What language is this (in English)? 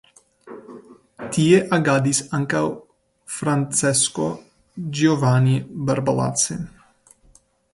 Esperanto